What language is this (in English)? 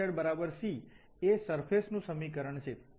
Gujarati